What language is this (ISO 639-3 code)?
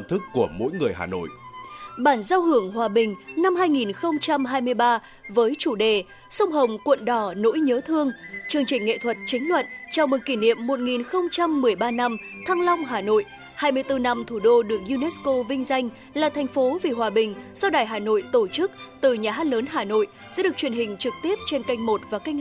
vie